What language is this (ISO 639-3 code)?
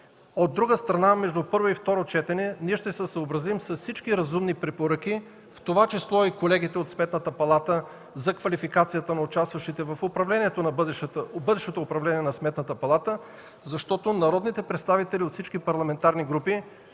bul